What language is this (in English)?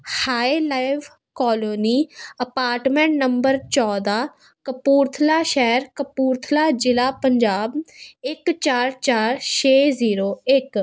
Punjabi